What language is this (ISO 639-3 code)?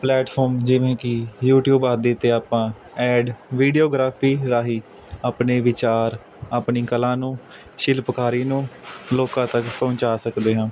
pan